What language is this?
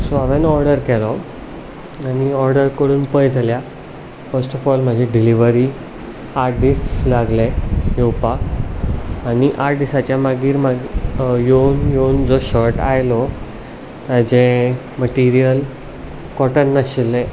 Konkani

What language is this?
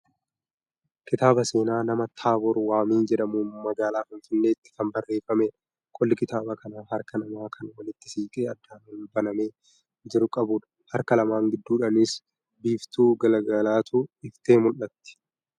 Oromo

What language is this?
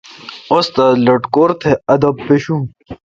Kalkoti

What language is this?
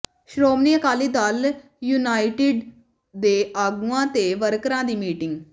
Punjabi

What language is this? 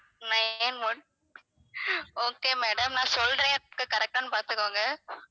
Tamil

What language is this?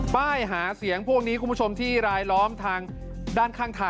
Thai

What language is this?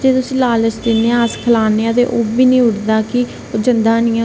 Dogri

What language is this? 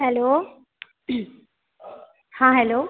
Maithili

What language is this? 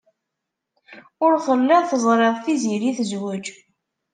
Kabyle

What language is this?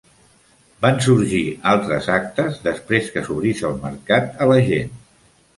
Catalan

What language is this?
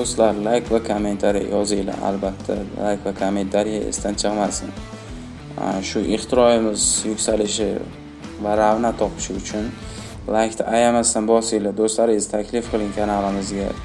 Turkish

